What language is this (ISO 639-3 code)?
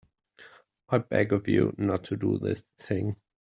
eng